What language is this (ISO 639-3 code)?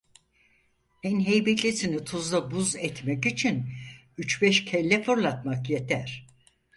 tur